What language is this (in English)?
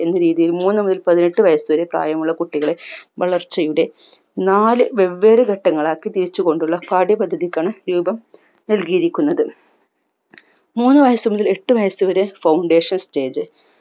Malayalam